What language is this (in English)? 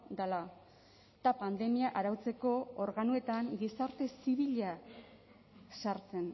Basque